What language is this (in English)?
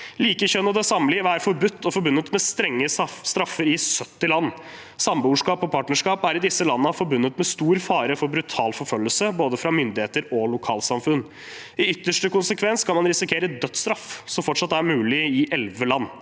Norwegian